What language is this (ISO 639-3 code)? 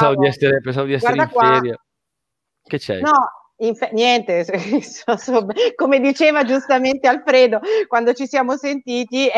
ita